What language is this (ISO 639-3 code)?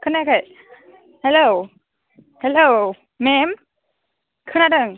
brx